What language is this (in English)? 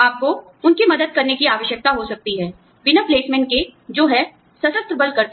Hindi